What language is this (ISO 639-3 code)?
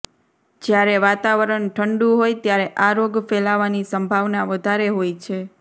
guj